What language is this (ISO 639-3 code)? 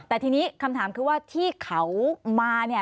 tha